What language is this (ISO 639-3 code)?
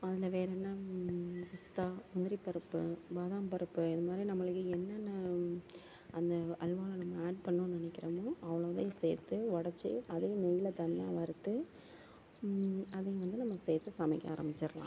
tam